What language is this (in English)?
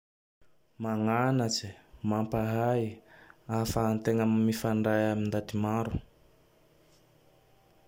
Tandroy-Mahafaly Malagasy